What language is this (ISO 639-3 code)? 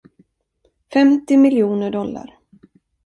swe